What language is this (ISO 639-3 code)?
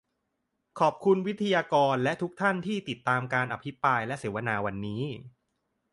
tha